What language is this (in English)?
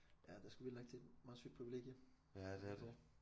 Danish